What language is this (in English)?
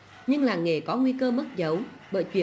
Vietnamese